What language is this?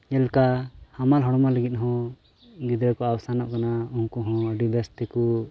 Santali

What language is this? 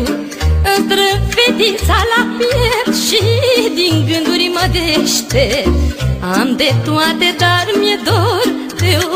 Romanian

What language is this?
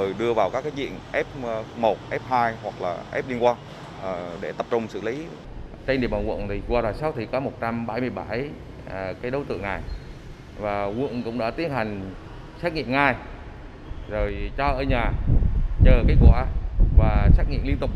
Vietnamese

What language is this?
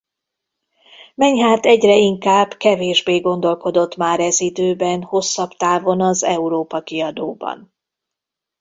Hungarian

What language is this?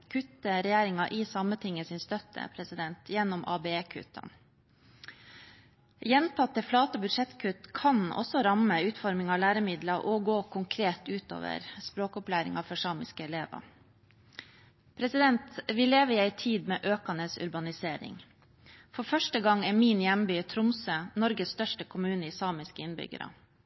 Norwegian Bokmål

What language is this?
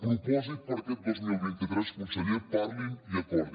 Catalan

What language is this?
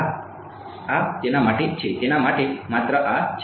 Gujarati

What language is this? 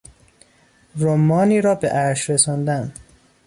Persian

